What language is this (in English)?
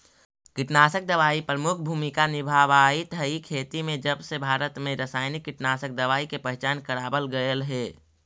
Magahi